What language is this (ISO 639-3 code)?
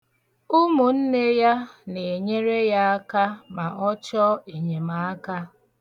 ibo